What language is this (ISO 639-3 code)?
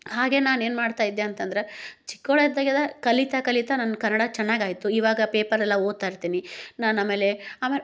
kan